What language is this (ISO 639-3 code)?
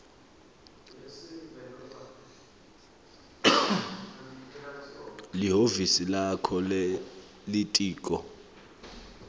ssw